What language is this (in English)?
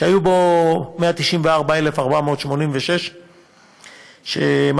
Hebrew